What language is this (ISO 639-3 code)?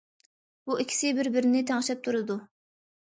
uig